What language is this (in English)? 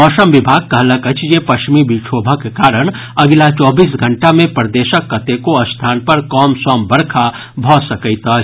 Maithili